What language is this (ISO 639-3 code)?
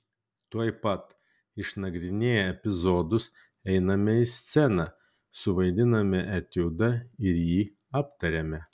lit